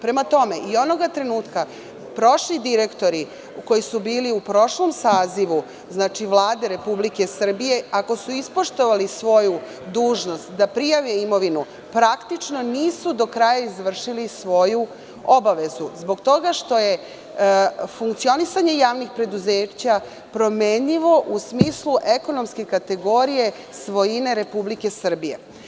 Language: Serbian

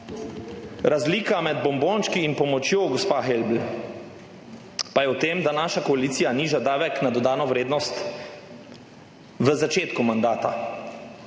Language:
Slovenian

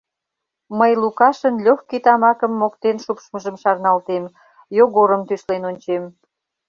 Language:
Mari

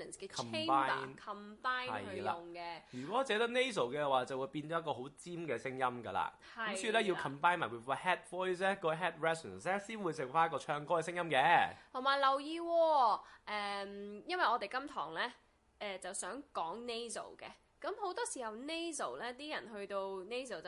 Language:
Chinese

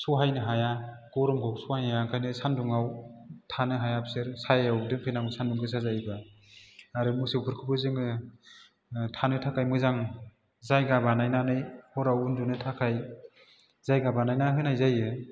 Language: Bodo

